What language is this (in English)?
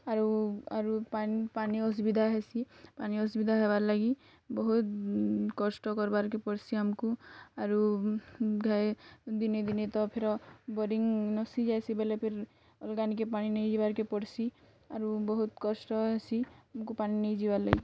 Odia